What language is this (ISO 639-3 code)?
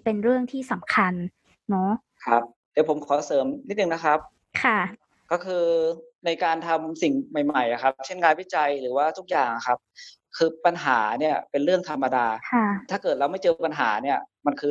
tha